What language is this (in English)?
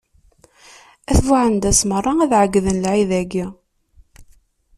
Kabyle